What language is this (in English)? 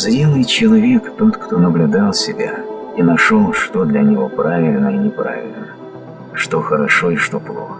Russian